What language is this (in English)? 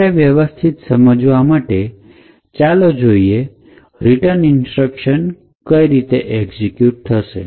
Gujarati